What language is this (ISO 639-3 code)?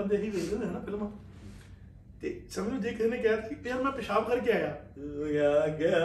pan